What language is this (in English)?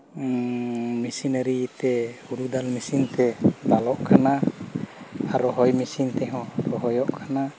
Santali